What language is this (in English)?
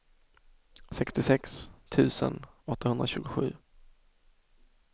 Swedish